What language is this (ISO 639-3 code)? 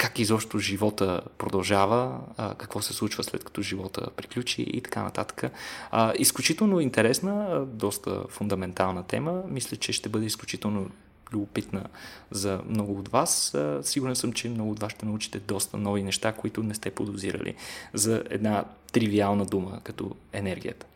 bul